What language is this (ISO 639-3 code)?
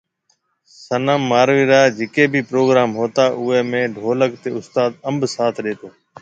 mve